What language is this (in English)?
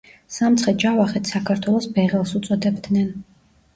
Georgian